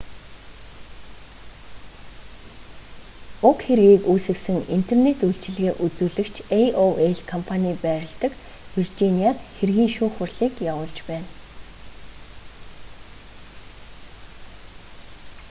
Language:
Mongolian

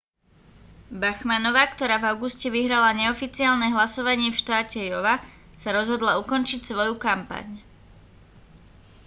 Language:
Slovak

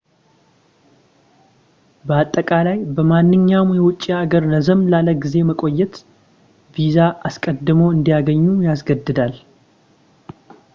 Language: Amharic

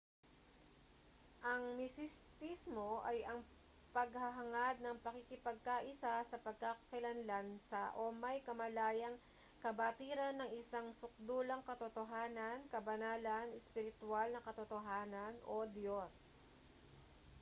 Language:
Filipino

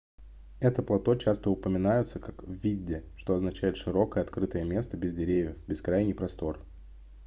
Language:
Russian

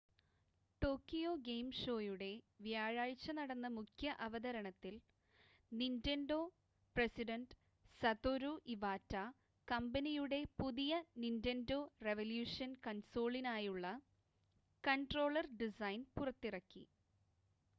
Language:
Malayalam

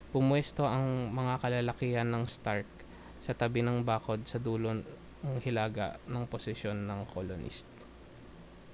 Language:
Filipino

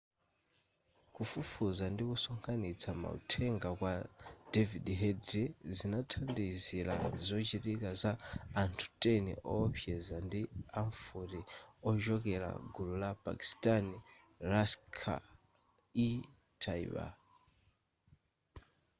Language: Nyanja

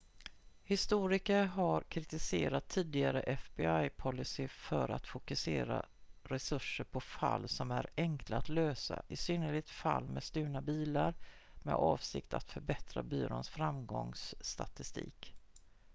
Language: Swedish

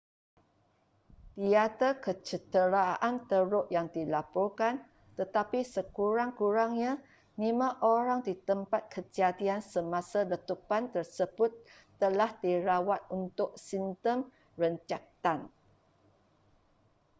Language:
Malay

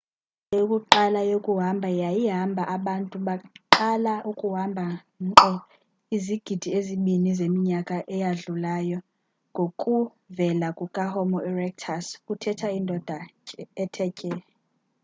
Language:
Xhosa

